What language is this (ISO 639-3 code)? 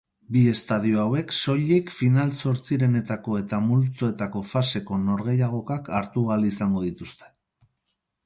eus